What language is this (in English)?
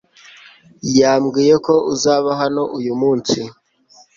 Kinyarwanda